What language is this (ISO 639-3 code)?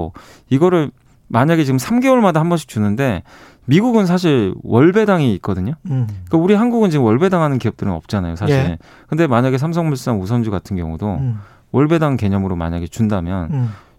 kor